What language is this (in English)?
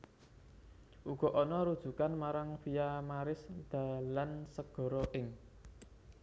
Javanese